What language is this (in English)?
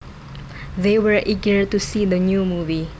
Javanese